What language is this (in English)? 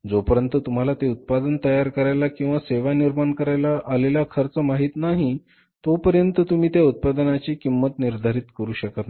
Marathi